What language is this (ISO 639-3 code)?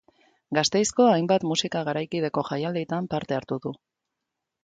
eus